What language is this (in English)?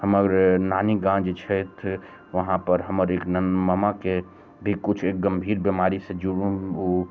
Maithili